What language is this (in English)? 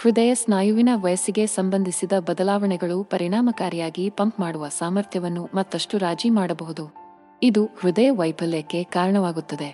Kannada